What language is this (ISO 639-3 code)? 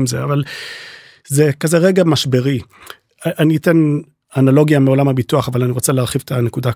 heb